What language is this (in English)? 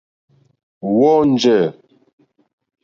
Mokpwe